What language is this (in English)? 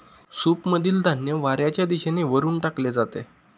Marathi